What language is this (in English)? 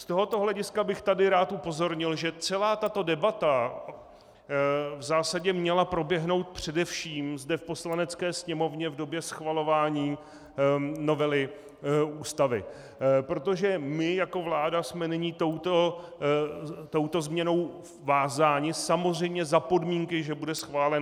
Czech